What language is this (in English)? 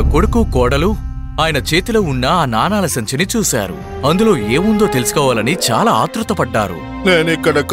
Telugu